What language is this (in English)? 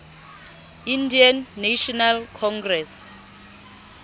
Southern Sotho